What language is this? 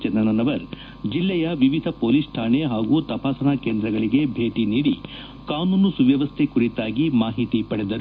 Kannada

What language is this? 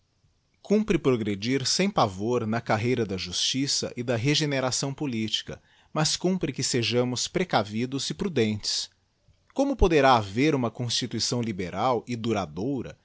Portuguese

